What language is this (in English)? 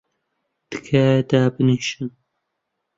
Central Kurdish